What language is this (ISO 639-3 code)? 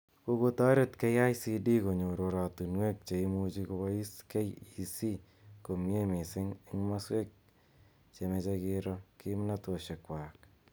kln